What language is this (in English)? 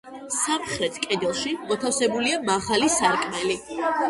Georgian